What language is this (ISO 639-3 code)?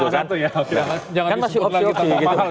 ind